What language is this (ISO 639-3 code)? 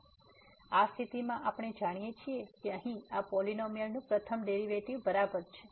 guj